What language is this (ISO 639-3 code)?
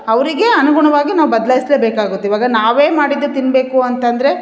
kan